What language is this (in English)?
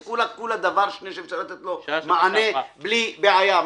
Hebrew